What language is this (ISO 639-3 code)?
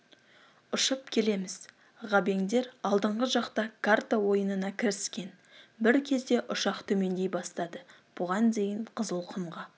kaz